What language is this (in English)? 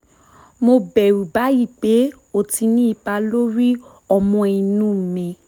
Yoruba